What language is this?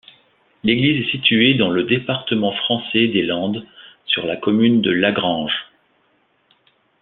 French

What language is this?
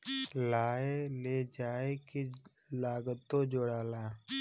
Bhojpuri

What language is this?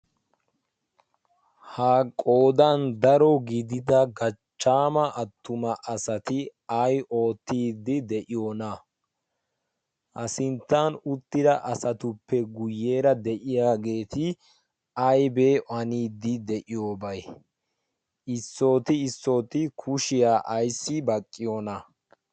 Wolaytta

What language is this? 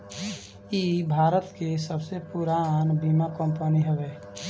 Bhojpuri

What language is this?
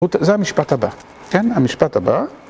Hebrew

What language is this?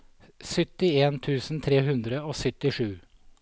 Norwegian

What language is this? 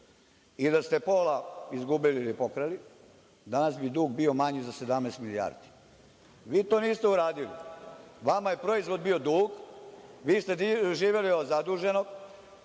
Serbian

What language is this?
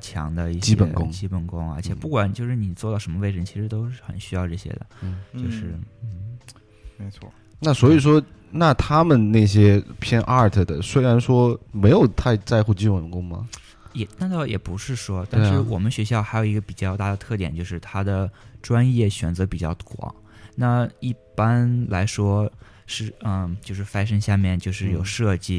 Chinese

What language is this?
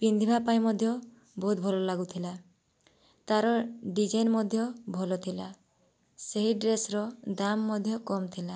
Odia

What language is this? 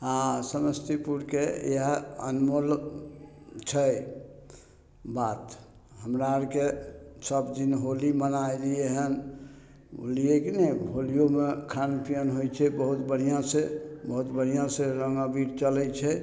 Maithili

